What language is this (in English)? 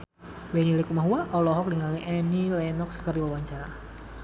Sundanese